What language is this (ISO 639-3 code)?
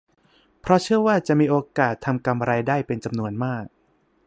tha